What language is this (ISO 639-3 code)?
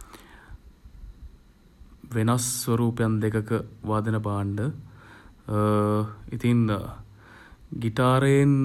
sin